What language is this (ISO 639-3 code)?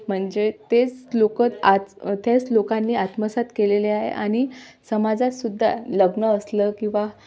mar